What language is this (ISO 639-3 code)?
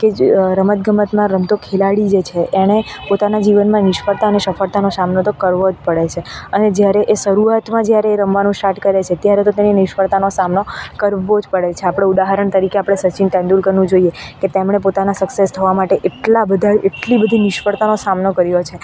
guj